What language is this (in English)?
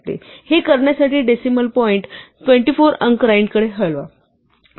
Marathi